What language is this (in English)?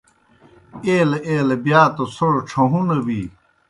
Kohistani Shina